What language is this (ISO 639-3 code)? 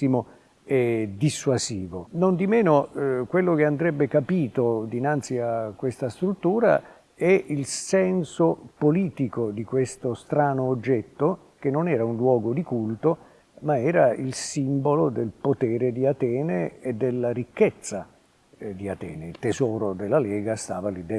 ita